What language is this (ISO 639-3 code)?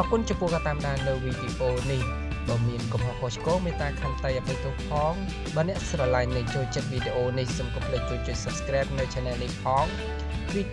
tha